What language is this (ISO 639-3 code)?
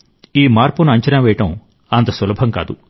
tel